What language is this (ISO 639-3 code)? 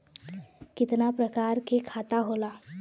bho